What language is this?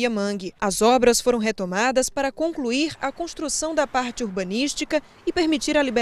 Portuguese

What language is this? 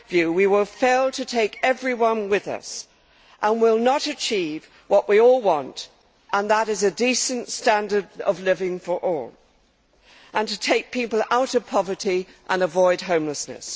English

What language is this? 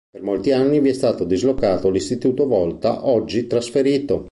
Italian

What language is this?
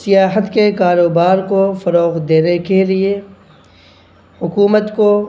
Urdu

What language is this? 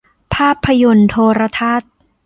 Thai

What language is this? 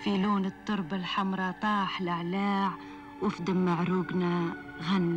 Arabic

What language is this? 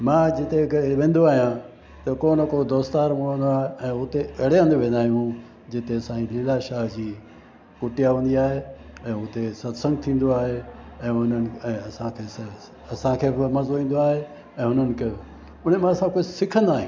Sindhi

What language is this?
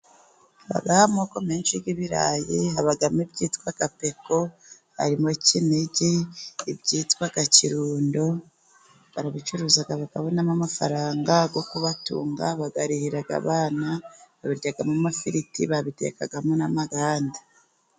Kinyarwanda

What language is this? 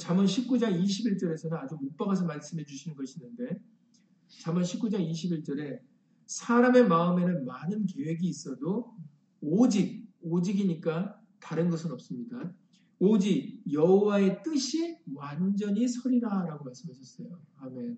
Korean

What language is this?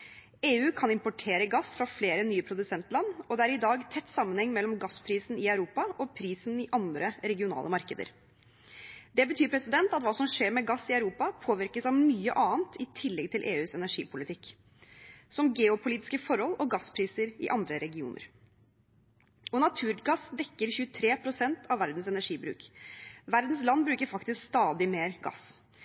Norwegian Bokmål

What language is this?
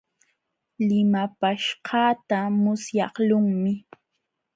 Jauja Wanca Quechua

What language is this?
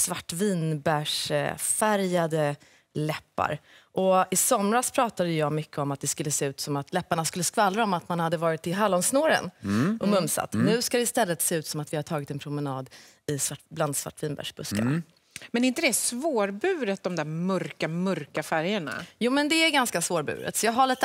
Swedish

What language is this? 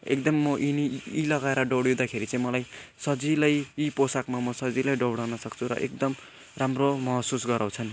Nepali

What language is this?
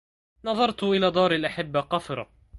Arabic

